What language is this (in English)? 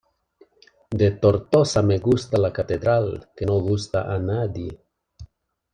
Spanish